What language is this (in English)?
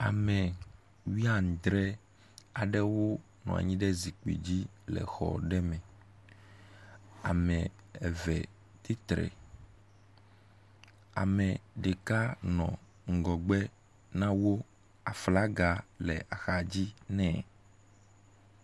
Ewe